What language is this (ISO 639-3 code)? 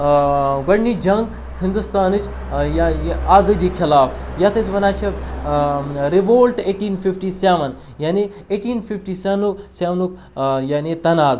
kas